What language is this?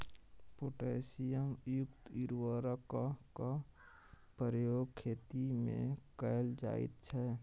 Maithili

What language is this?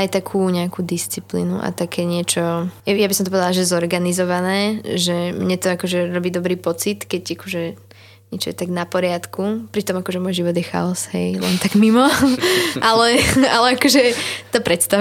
Slovak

